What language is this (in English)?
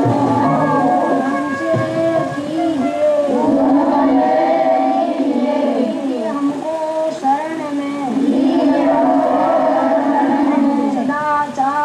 German